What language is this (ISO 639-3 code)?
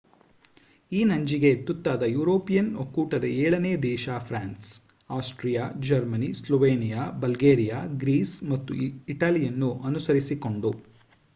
kan